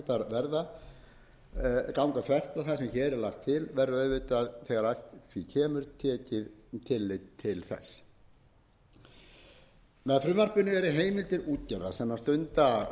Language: Icelandic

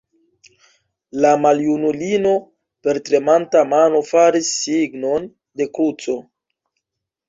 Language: Esperanto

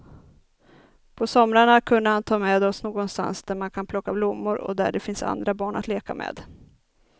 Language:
Swedish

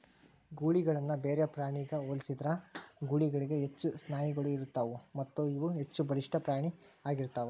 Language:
Kannada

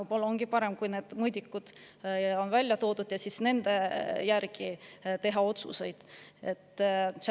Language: Estonian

